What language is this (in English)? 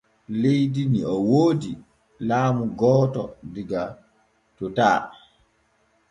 Borgu Fulfulde